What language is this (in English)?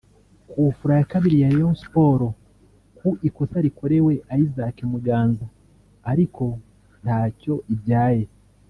Kinyarwanda